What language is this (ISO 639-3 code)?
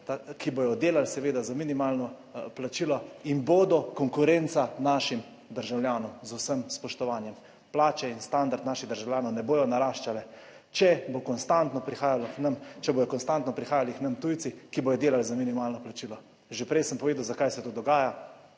slv